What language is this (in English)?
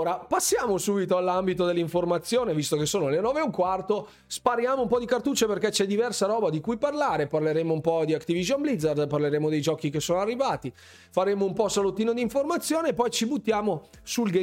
Italian